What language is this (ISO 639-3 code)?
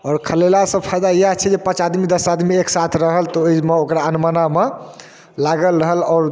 mai